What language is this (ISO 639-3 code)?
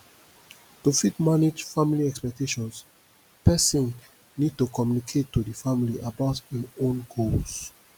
pcm